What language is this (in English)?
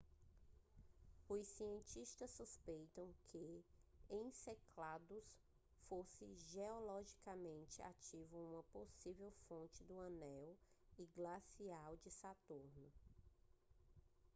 Portuguese